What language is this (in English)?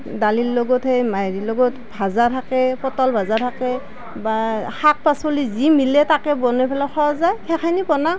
Assamese